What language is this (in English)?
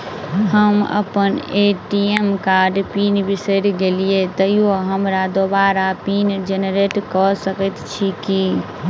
Maithili